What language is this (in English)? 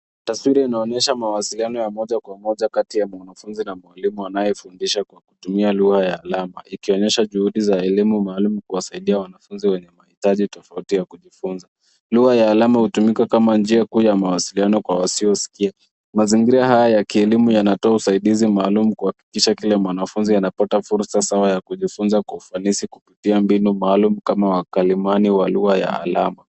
Swahili